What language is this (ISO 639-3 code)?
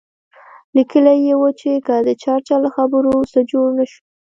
pus